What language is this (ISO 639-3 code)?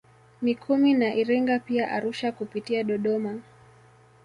swa